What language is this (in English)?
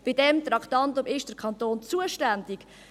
Swiss German